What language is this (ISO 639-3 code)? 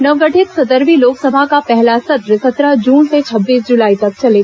hin